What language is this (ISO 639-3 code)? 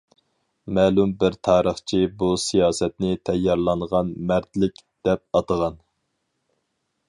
uig